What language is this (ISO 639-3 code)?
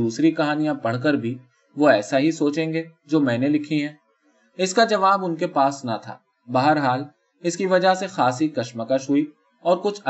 urd